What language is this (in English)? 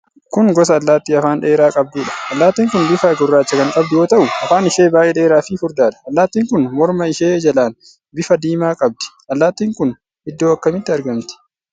Oromo